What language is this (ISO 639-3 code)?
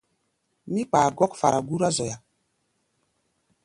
gba